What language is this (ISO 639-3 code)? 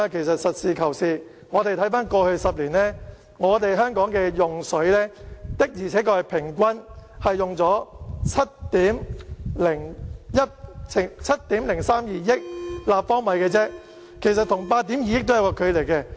yue